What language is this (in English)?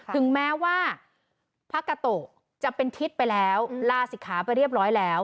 Thai